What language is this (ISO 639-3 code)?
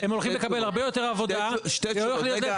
heb